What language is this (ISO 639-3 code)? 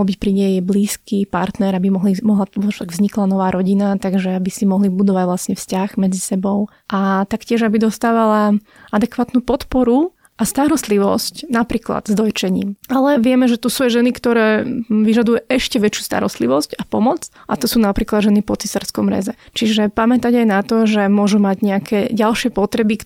slk